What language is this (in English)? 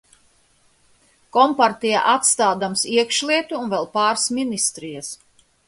Latvian